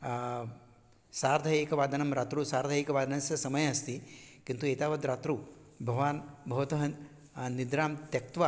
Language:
Sanskrit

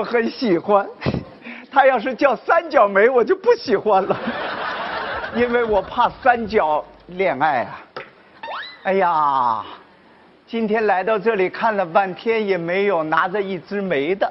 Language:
Chinese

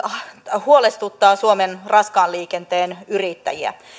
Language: Finnish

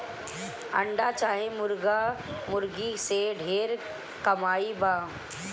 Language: Bhojpuri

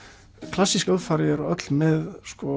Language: Icelandic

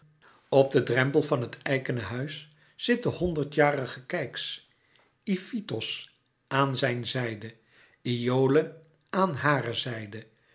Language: Dutch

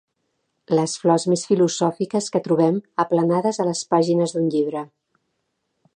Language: Catalan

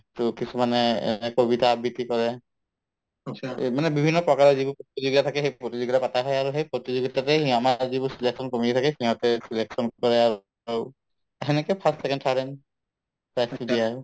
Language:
Assamese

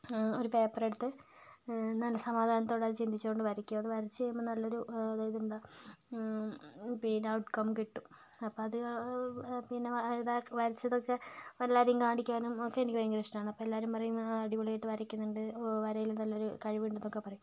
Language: Malayalam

